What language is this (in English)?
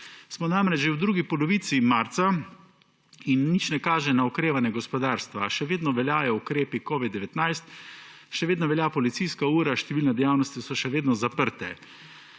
Slovenian